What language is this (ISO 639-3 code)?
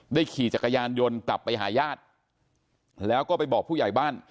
tha